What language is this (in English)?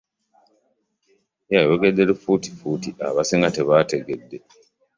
Ganda